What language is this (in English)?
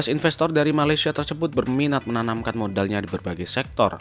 Indonesian